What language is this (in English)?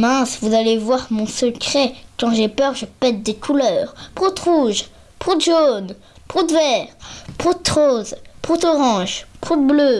French